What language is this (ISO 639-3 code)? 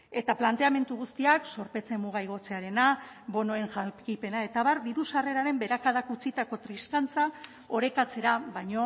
eus